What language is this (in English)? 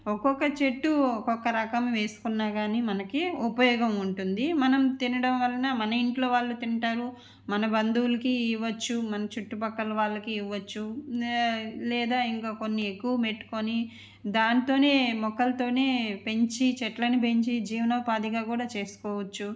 Telugu